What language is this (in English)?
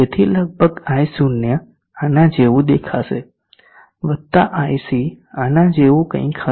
Gujarati